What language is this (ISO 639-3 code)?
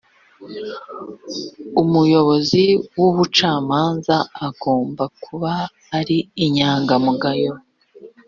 kin